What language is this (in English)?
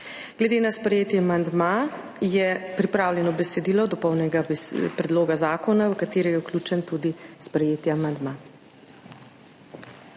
Slovenian